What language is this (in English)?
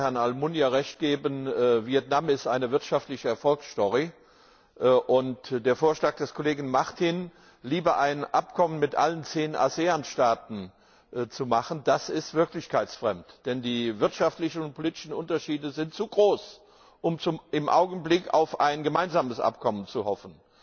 German